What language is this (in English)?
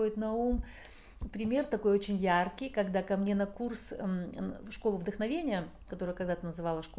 Russian